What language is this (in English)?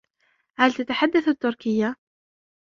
Arabic